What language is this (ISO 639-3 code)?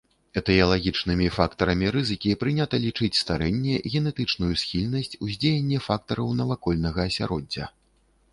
bel